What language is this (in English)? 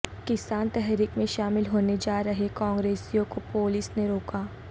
Urdu